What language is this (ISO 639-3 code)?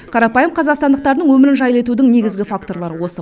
kaz